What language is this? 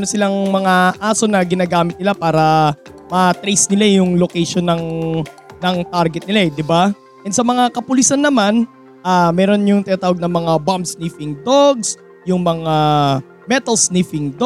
Filipino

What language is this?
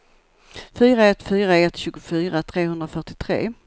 Swedish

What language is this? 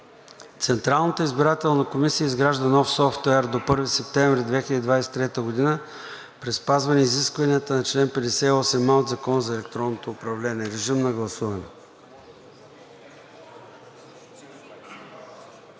Bulgarian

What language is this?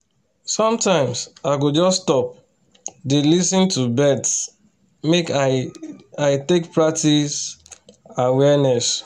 Nigerian Pidgin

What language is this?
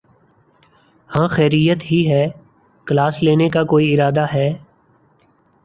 Urdu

